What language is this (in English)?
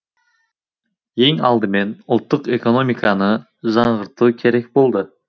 Kazakh